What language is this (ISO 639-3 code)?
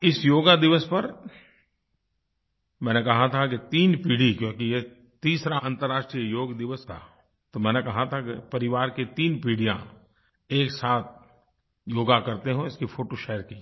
hin